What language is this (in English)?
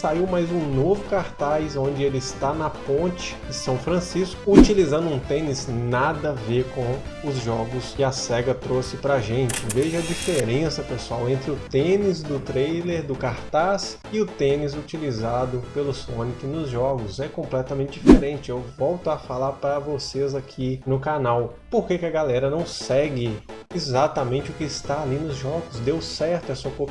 Portuguese